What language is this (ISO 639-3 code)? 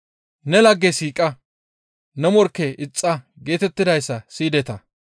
gmv